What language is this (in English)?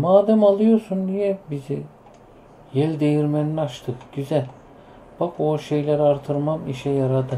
Turkish